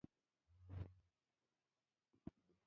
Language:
Pashto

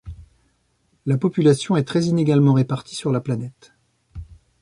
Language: French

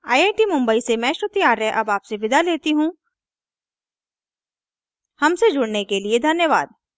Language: Hindi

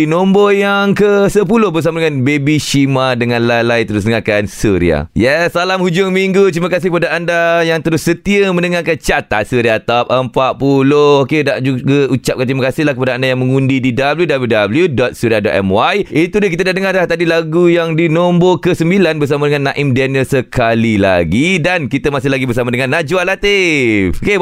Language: Malay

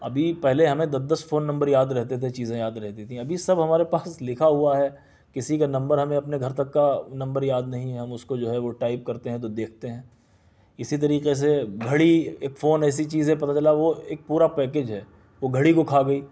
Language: Urdu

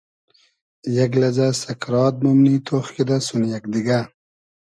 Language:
Hazaragi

